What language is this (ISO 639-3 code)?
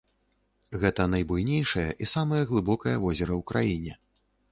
bel